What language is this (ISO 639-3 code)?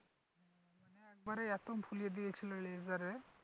ben